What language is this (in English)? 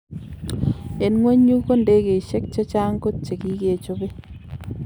Kalenjin